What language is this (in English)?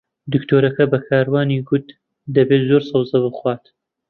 Central Kurdish